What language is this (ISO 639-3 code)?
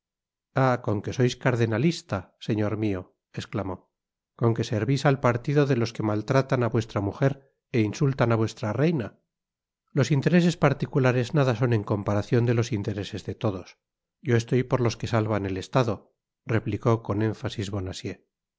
spa